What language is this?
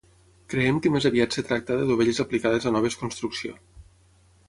Catalan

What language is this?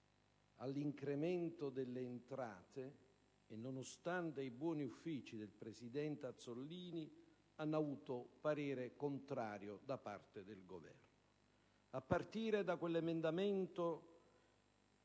Italian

